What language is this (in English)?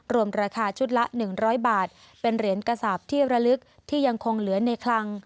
Thai